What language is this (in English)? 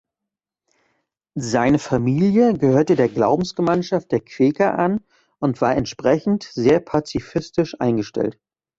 German